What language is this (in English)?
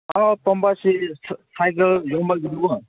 Manipuri